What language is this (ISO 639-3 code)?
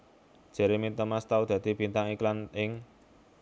jav